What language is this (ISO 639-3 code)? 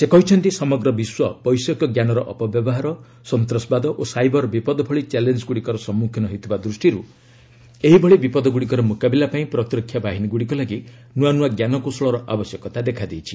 ori